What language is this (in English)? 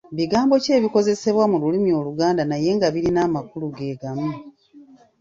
Ganda